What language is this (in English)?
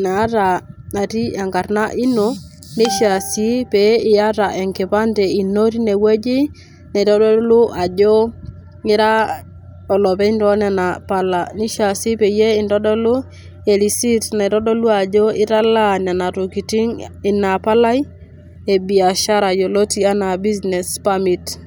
Masai